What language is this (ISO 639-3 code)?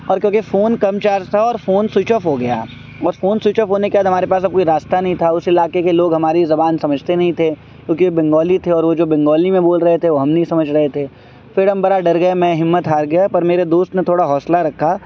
urd